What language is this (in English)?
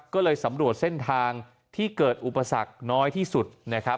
Thai